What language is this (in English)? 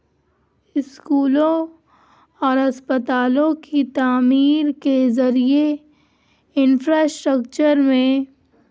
Urdu